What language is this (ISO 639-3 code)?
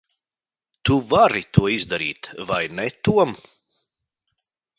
lav